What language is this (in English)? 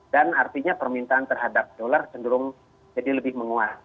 Indonesian